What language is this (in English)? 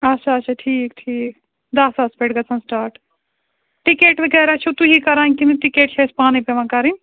Kashmiri